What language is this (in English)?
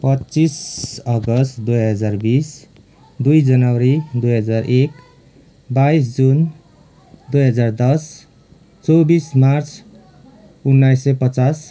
Nepali